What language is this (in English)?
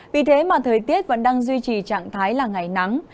Vietnamese